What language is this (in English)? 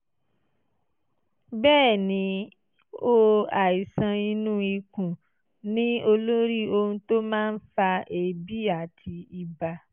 Yoruba